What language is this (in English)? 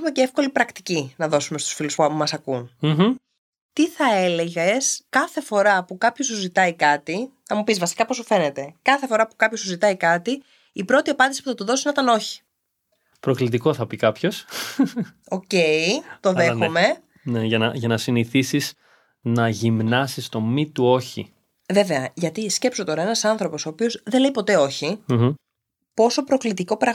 Greek